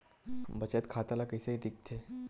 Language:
Chhattisgarhi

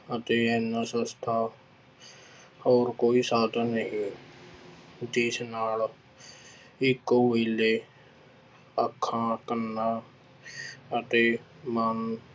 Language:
Punjabi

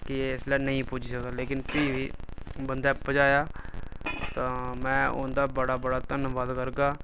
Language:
Dogri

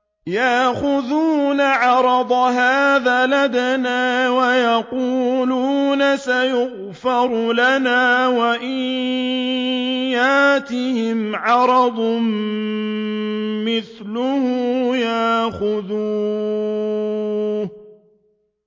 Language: Arabic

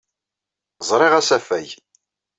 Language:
Kabyle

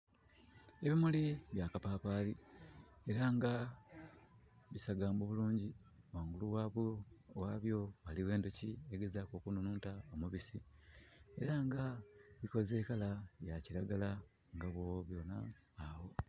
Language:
Soga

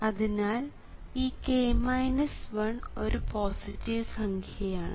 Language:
Malayalam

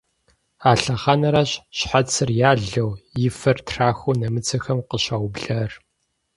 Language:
Kabardian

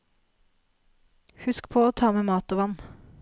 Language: Norwegian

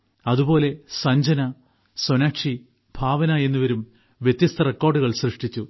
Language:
Malayalam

